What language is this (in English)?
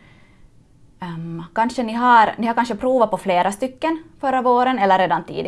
Swedish